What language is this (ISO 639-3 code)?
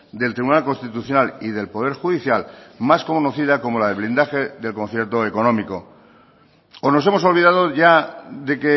spa